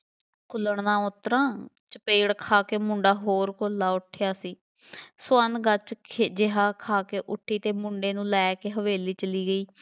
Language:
Punjabi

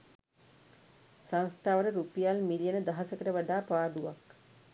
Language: Sinhala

